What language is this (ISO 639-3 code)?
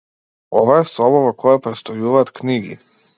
mkd